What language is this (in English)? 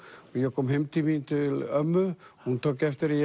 Icelandic